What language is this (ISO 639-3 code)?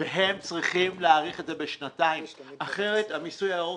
heb